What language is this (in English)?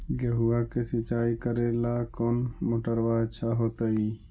Magahi